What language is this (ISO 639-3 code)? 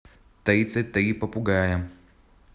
rus